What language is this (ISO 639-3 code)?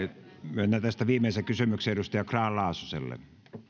fin